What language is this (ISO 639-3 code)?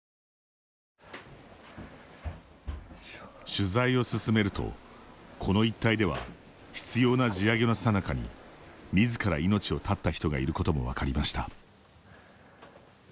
jpn